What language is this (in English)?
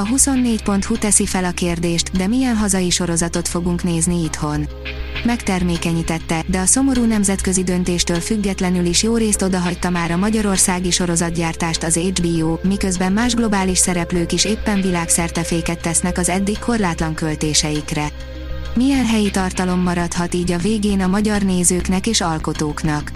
Hungarian